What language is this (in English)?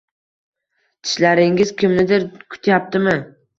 Uzbek